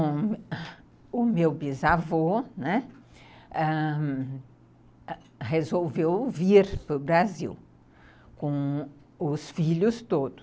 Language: Portuguese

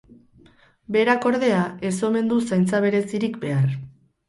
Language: Basque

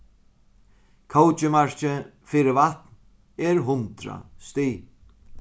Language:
Faroese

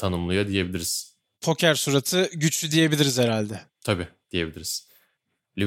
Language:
Turkish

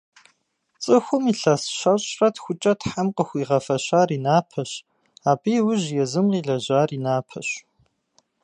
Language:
Kabardian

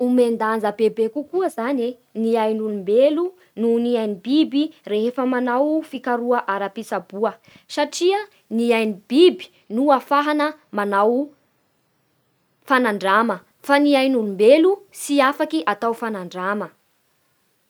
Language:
Bara Malagasy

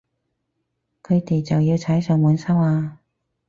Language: Cantonese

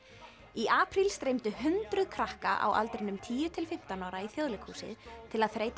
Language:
Icelandic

